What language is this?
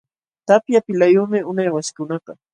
Jauja Wanca Quechua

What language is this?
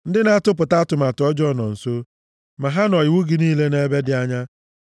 Igbo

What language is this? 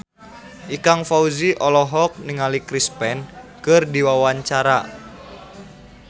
Sundanese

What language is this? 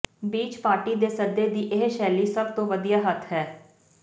Punjabi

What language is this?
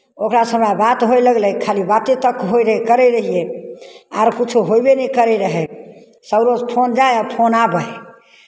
Maithili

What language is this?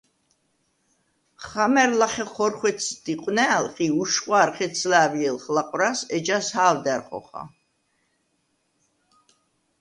Svan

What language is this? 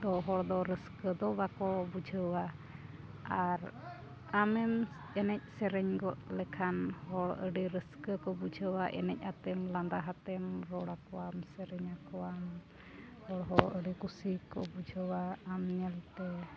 Santali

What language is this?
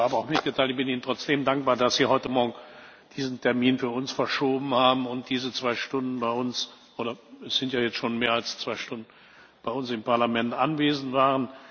German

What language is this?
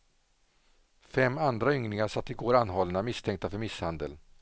Swedish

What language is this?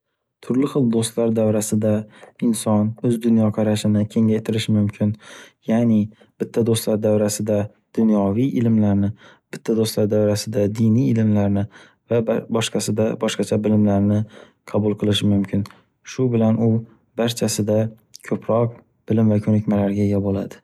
Uzbek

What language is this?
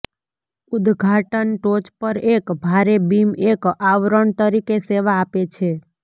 Gujarati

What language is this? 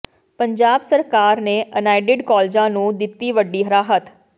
Punjabi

